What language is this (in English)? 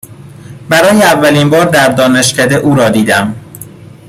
Persian